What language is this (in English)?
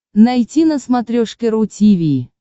Russian